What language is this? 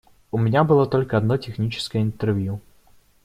Russian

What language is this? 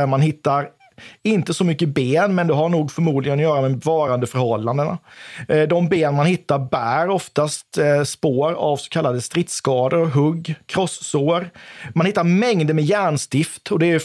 Swedish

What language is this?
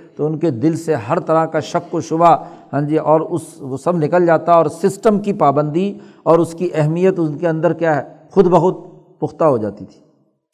Urdu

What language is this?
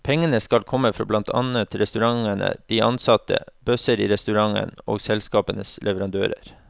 Norwegian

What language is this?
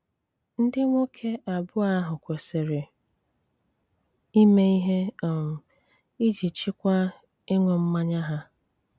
Igbo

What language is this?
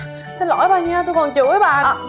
Vietnamese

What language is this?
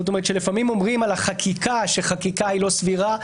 Hebrew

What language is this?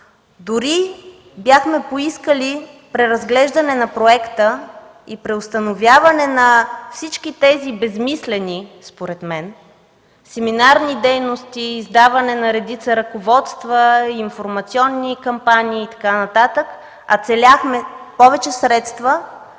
Bulgarian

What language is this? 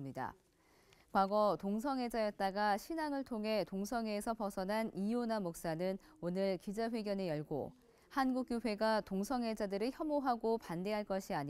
Korean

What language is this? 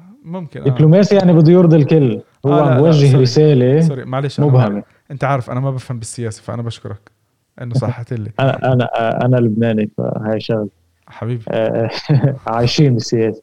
Arabic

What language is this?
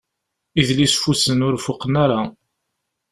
Kabyle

